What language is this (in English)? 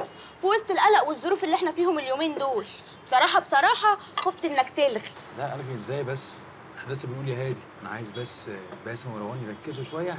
Arabic